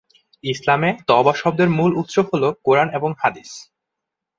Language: Bangla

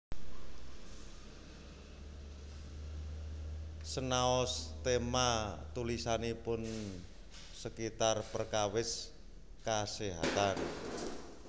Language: Javanese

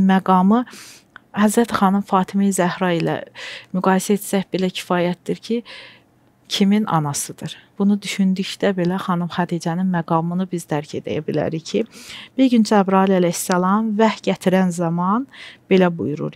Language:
Turkish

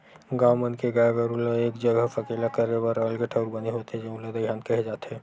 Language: Chhattisgarhi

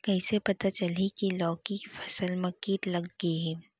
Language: Chhattisgarhi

